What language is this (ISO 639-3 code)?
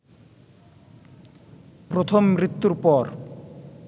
ben